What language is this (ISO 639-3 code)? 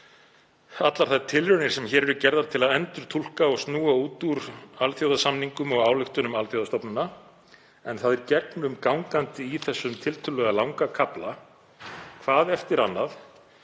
isl